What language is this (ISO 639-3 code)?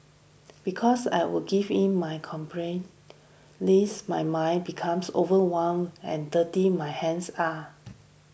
eng